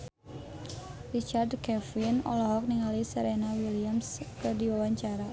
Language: Sundanese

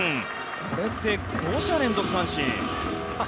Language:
Japanese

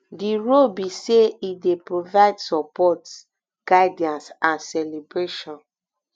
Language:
Nigerian Pidgin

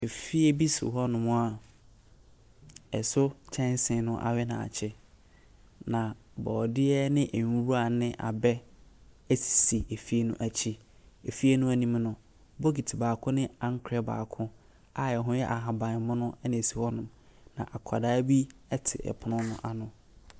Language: Akan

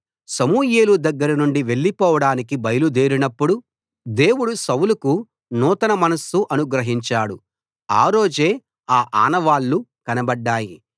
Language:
Telugu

